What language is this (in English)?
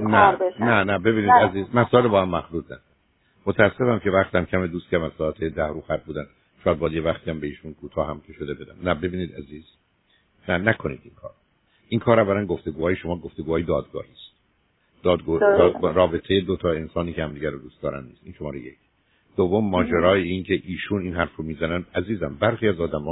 Persian